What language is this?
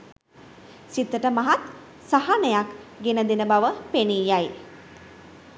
Sinhala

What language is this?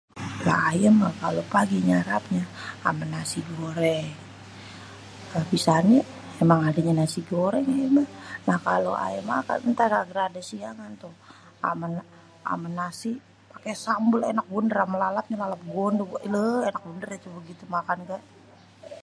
Betawi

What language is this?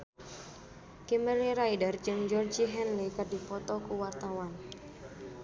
Sundanese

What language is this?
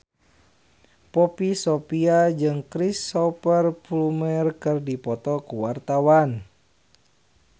Sundanese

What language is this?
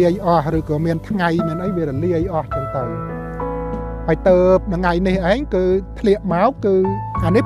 Thai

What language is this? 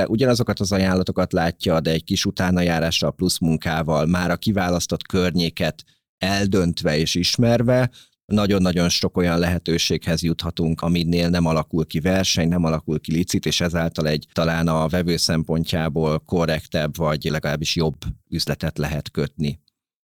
Hungarian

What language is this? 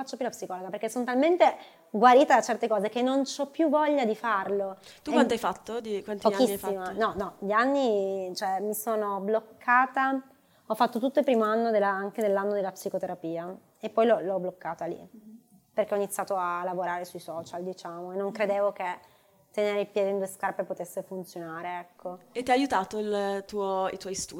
Italian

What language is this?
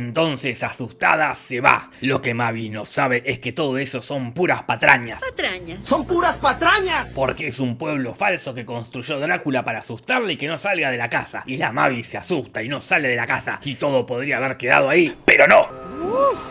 Spanish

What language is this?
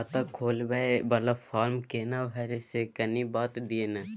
Maithili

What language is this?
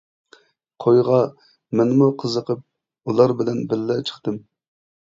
Uyghur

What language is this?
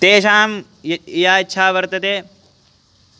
Sanskrit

